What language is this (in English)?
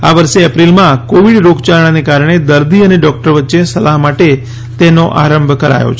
Gujarati